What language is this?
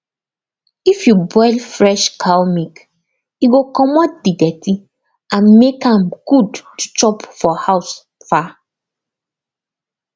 Nigerian Pidgin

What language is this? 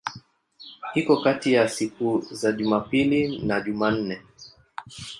Swahili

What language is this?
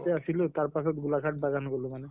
Assamese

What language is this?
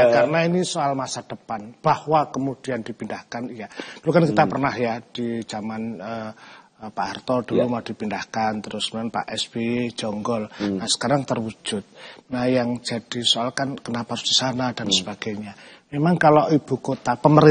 Indonesian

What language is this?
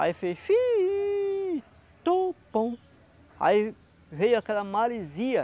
Portuguese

